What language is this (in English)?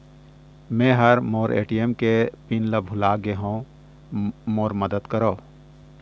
Chhattisgarhi